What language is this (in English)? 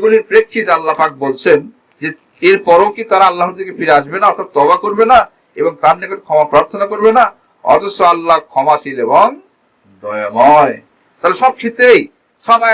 Bangla